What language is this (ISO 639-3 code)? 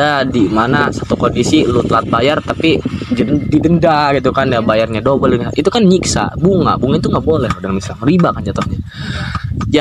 ind